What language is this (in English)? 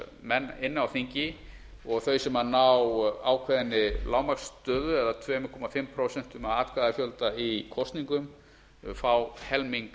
Icelandic